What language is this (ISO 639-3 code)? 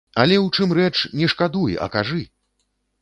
bel